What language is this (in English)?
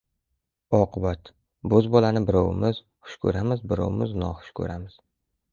Uzbek